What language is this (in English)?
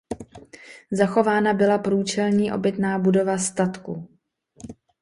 Czech